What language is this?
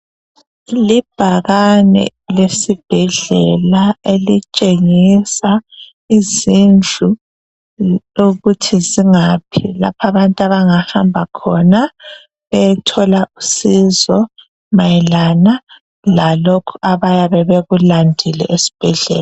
North Ndebele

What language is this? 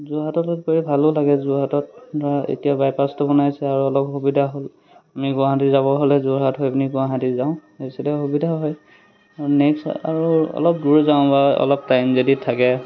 Assamese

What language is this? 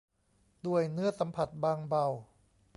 Thai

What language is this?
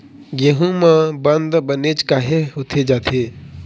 Chhattisgarhi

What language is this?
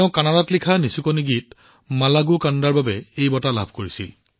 Assamese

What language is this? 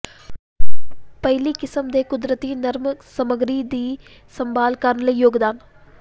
Punjabi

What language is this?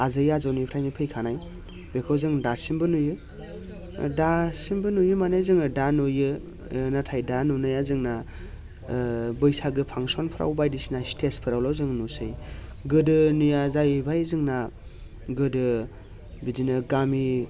Bodo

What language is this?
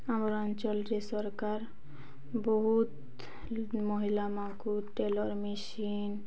Odia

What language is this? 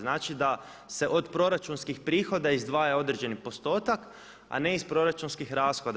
Croatian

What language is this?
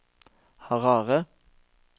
Norwegian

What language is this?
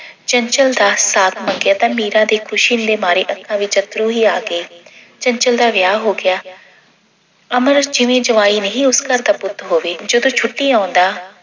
Punjabi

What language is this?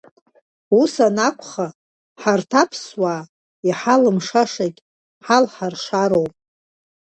Abkhazian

